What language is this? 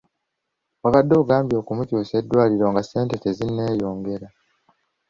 Ganda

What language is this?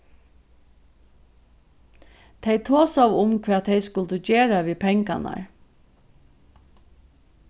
Faroese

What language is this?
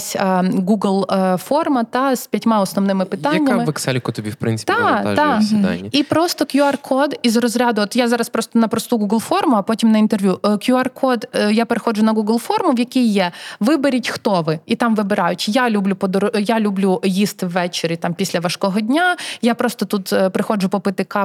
Ukrainian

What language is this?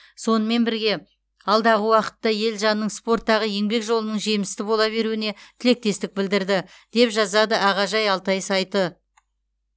Kazakh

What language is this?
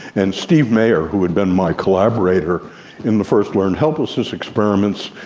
English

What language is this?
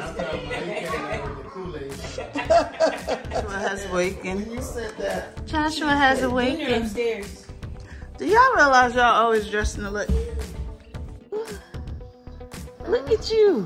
English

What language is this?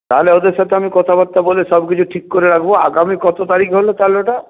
Bangla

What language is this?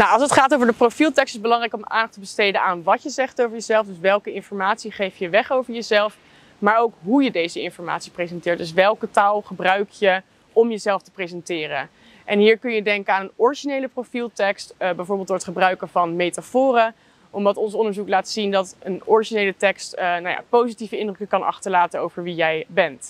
Dutch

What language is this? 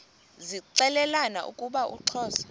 Xhosa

